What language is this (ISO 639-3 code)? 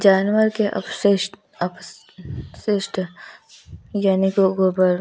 hin